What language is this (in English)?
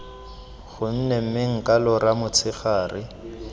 Tswana